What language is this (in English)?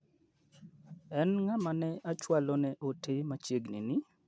Luo (Kenya and Tanzania)